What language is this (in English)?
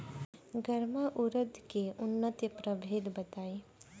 Bhojpuri